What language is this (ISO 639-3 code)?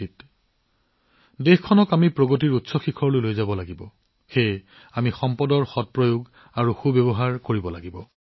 asm